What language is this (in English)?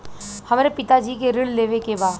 Bhojpuri